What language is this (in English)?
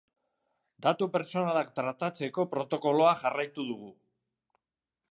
Basque